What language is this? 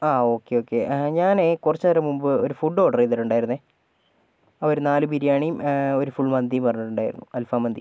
Malayalam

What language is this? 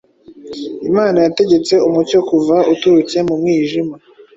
Kinyarwanda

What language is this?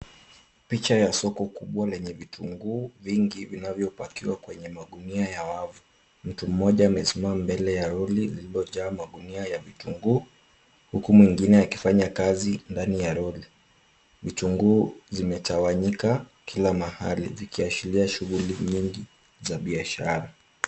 Swahili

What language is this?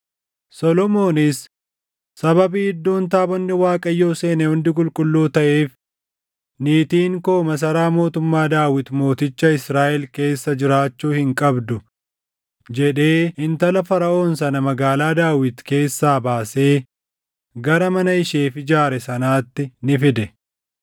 Oromo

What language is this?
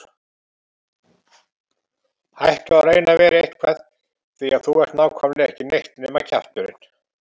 Icelandic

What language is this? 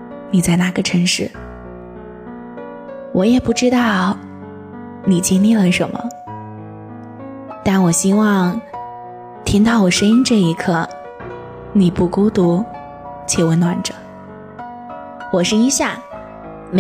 Chinese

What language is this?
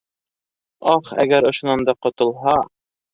Bashkir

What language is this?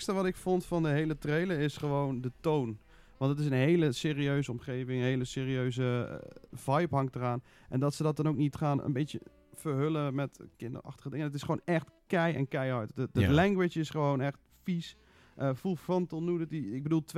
Dutch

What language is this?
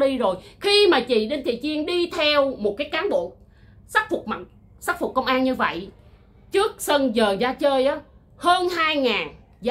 Vietnamese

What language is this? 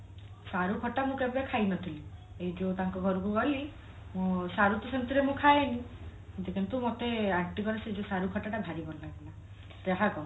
Odia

